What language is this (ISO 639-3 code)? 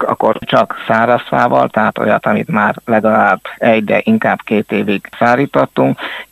hun